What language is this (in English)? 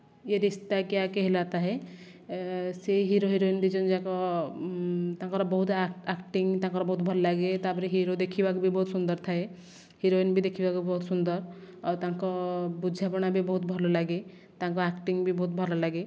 Odia